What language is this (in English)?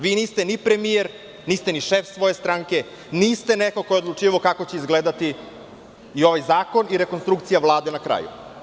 Serbian